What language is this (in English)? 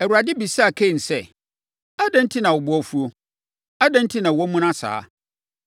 Akan